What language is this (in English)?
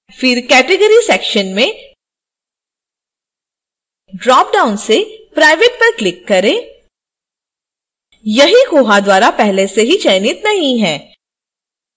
Hindi